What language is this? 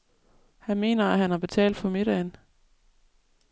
Danish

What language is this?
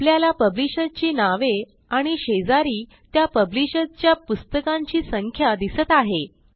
Marathi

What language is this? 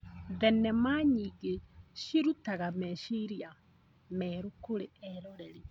Kikuyu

